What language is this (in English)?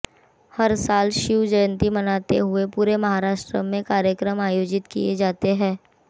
Hindi